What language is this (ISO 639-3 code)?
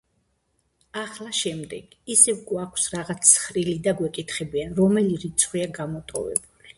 kat